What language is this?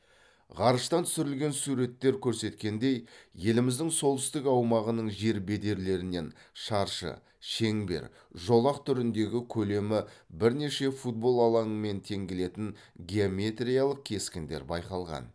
Kazakh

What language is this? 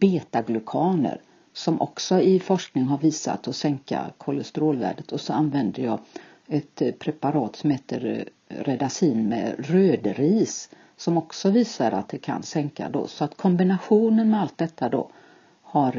Swedish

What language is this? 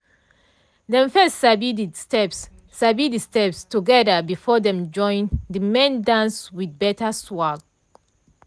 Nigerian Pidgin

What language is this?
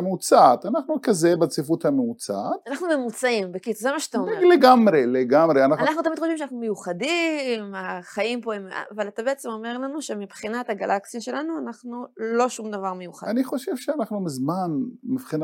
Hebrew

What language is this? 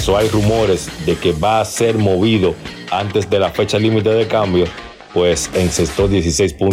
Spanish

